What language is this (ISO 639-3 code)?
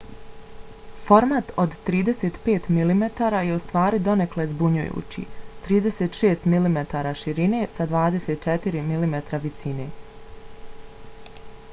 bos